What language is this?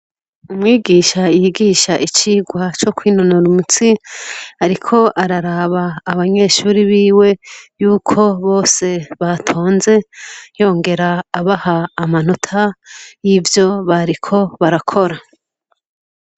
Rundi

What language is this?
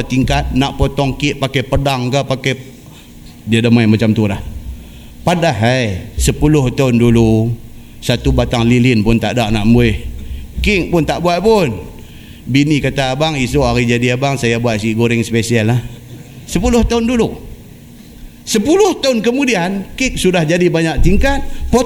Malay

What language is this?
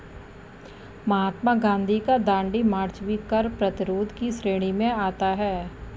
Hindi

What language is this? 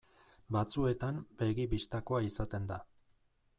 Basque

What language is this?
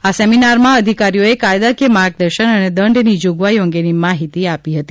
Gujarati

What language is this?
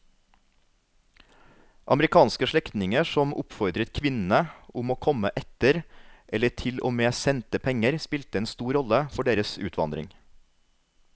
Norwegian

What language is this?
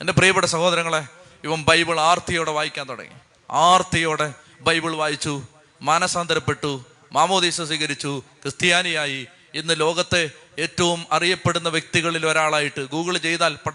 Malayalam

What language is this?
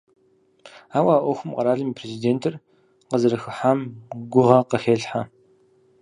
Kabardian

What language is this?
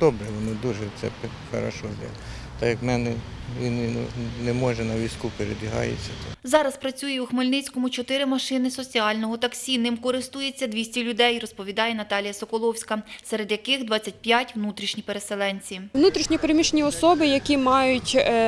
Ukrainian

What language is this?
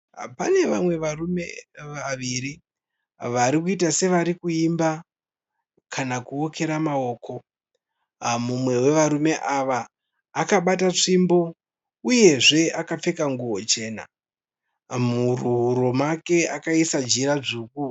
Shona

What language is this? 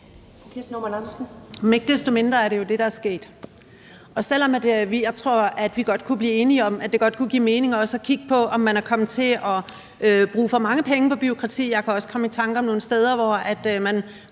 Danish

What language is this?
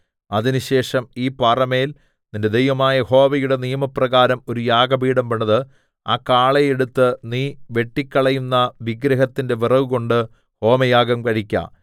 Malayalam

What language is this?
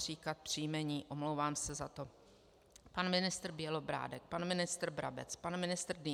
Czech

